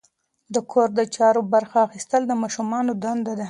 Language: Pashto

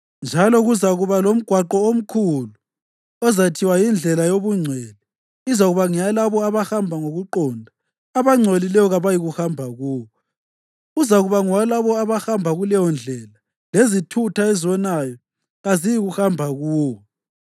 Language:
North Ndebele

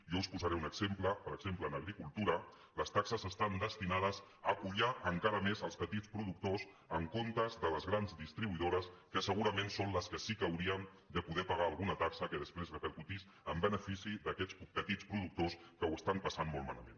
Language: Catalan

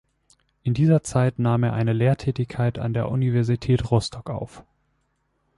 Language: German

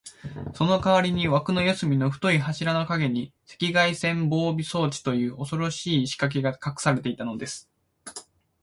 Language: Japanese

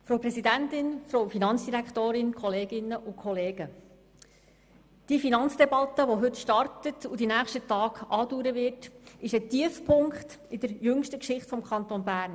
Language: Swiss German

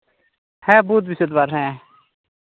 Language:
Santali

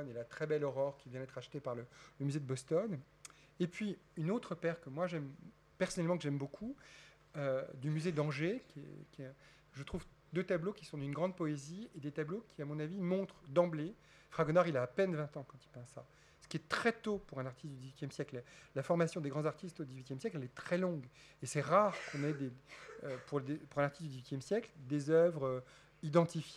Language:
French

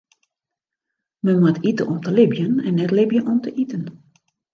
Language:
Western Frisian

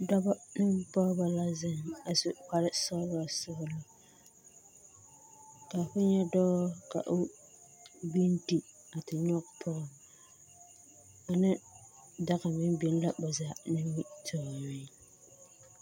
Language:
Southern Dagaare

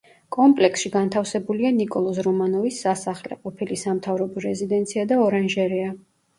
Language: Georgian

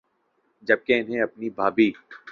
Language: Urdu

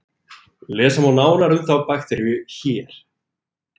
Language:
Icelandic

